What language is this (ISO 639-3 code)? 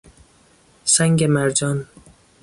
fas